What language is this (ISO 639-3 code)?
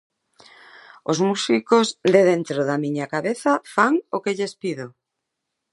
glg